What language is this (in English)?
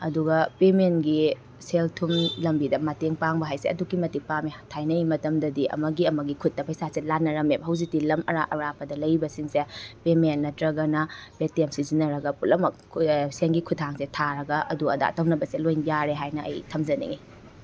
Manipuri